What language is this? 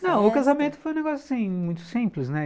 Portuguese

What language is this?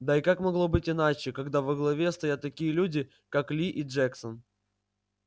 Russian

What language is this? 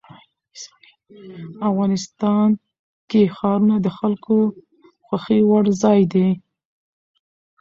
Pashto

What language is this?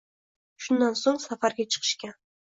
Uzbek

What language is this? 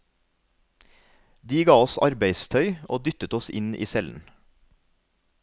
Norwegian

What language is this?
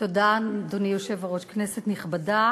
Hebrew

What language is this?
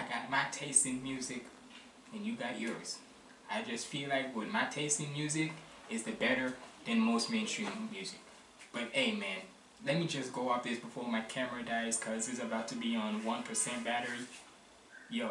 English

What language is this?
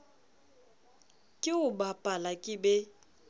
Southern Sotho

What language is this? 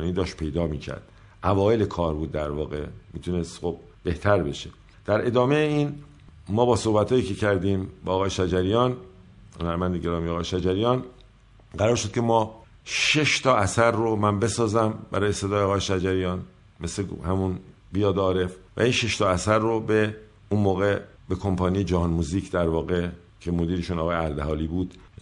Persian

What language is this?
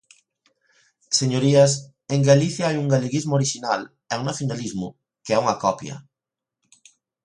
Galician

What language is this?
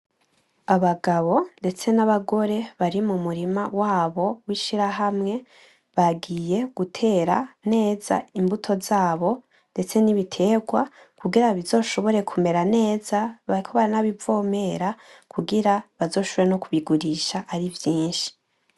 Rundi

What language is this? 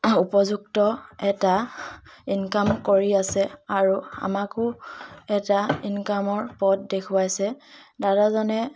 Assamese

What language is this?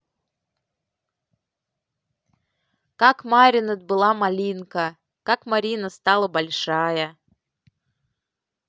Russian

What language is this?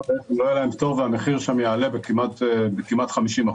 Hebrew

